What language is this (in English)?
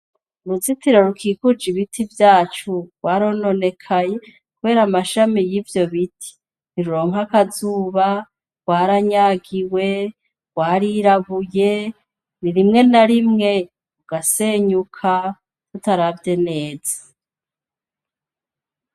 Rundi